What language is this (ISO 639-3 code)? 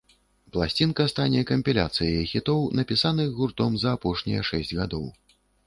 bel